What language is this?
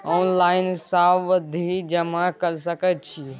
Maithili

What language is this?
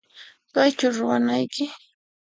Puno Quechua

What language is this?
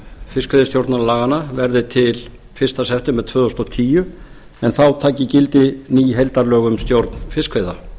Icelandic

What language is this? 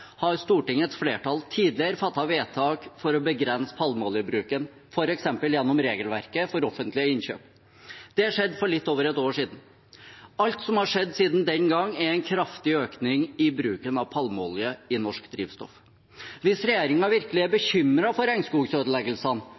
Norwegian Bokmål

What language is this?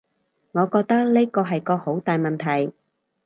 Cantonese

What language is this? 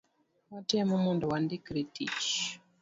Luo (Kenya and Tanzania)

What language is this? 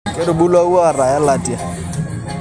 Masai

